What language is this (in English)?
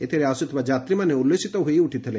Odia